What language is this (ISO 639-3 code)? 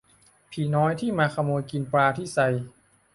tha